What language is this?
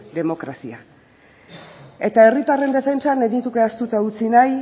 Basque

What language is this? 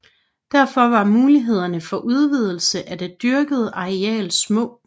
Danish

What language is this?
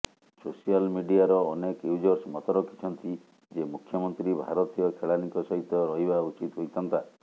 Odia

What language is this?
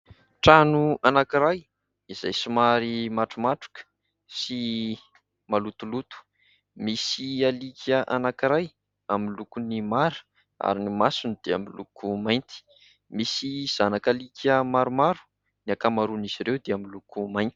Malagasy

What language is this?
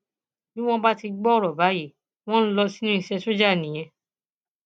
Yoruba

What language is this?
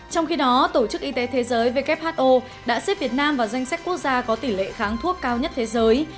Vietnamese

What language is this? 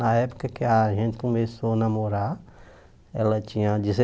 Portuguese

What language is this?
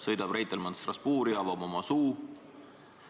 Estonian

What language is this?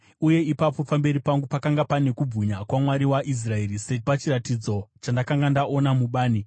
Shona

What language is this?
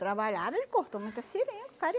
Portuguese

